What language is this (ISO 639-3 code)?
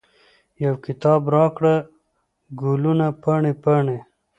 pus